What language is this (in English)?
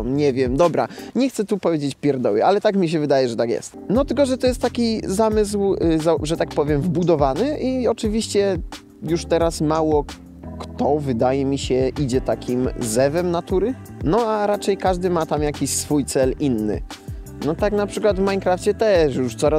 Polish